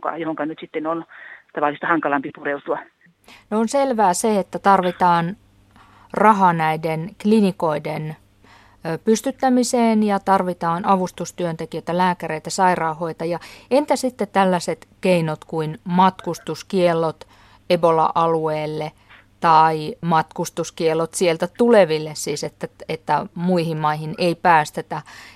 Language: Finnish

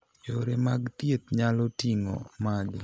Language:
Luo (Kenya and Tanzania)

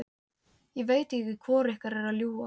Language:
Icelandic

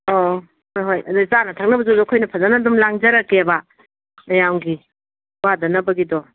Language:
Manipuri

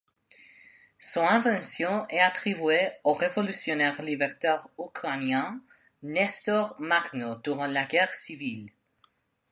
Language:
French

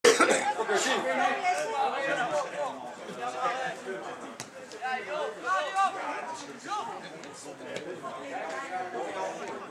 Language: Dutch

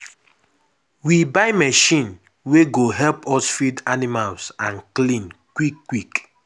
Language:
Nigerian Pidgin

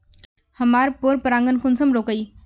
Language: Magahi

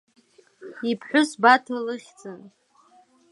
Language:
Abkhazian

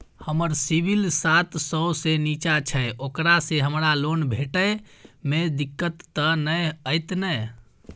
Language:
Maithili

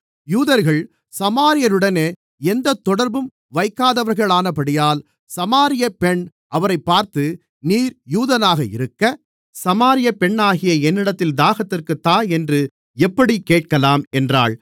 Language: Tamil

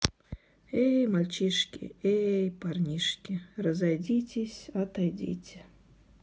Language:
Russian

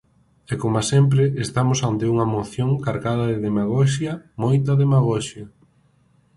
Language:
Galician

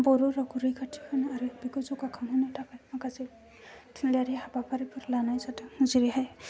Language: Bodo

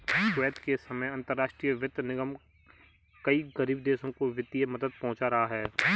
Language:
Hindi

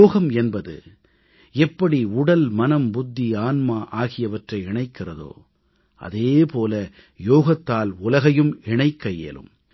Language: Tamil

